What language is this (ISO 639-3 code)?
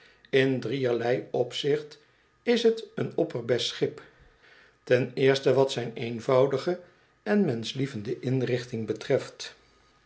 nld